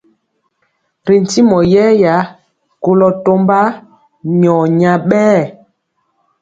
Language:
Mpiemo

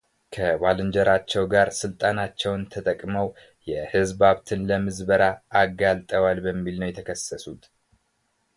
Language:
Amharic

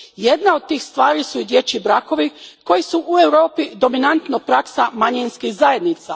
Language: Croatian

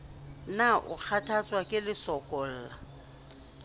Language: Southern Sotho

